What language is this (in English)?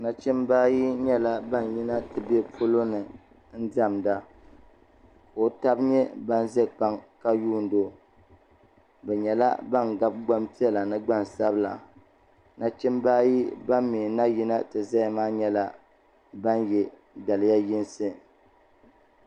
Dagbani